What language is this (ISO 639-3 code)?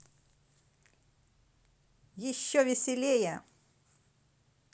rus